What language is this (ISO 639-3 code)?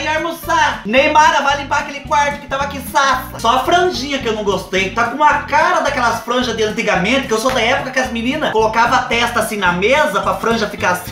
por